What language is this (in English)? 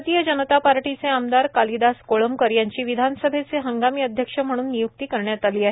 Marathi